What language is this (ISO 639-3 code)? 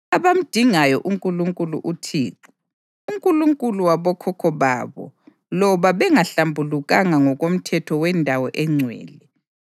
nde